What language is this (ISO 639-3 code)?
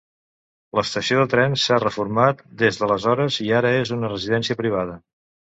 cat